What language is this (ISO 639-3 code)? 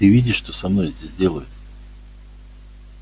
rus